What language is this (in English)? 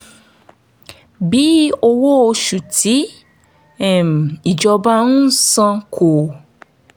Yoruba